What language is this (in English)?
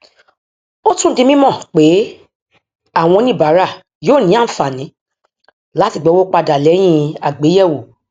Yoruba